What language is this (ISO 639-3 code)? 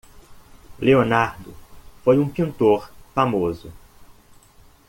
por